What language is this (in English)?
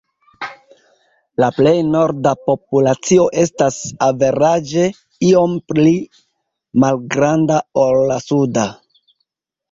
Esperanto